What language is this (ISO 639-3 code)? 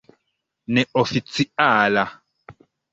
epo